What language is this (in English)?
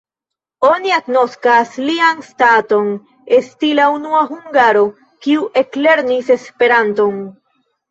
Esperanto